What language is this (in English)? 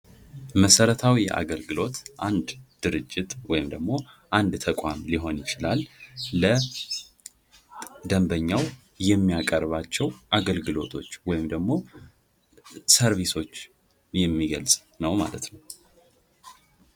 Amharic